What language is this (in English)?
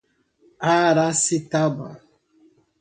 Portuguese